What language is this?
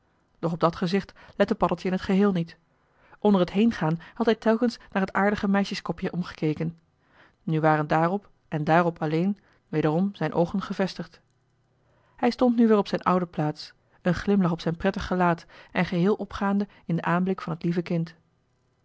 Dutch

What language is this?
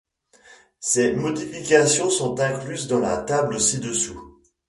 French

